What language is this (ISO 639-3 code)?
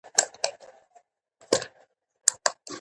pus